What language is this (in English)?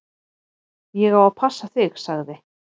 Icelandic